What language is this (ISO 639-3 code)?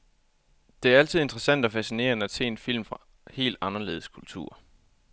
dan